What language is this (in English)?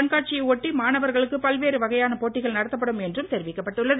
Tamil